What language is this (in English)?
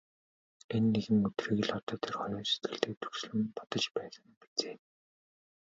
Mongolian